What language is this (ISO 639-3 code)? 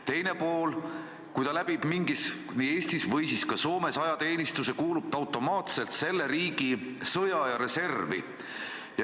est